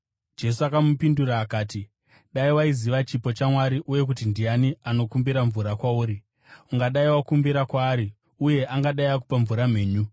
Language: Shona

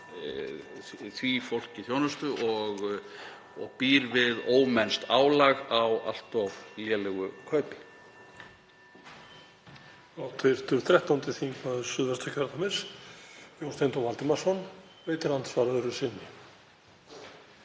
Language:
Icelandic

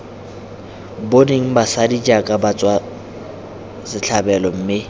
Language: Tswana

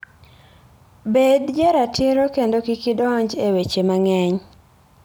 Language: Luo (Kenya and Tanzania)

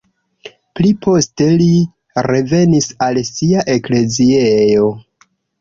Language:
Esperanto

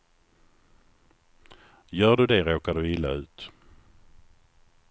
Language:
Swedish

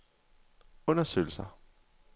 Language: Danish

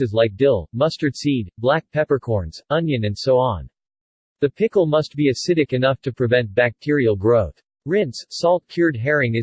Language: English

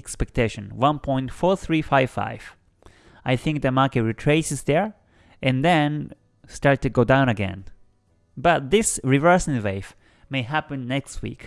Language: English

